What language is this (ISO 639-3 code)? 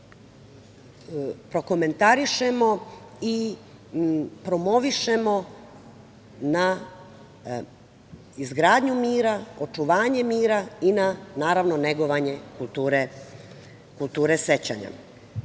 srp